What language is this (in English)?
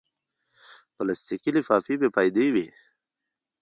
Pashto